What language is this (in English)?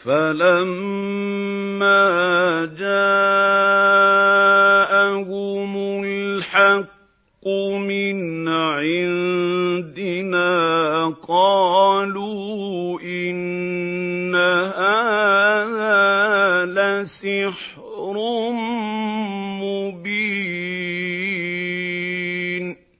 Arabic